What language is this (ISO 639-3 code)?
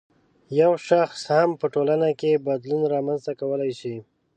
pus